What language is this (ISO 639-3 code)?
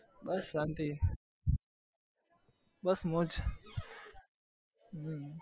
guj